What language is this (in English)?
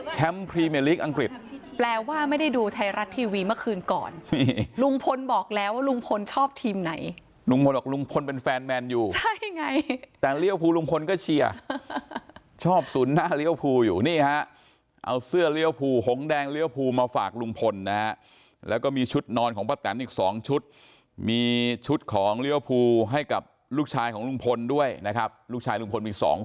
Thai